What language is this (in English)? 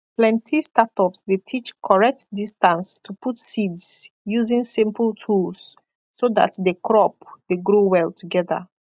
Nigerian Pidgin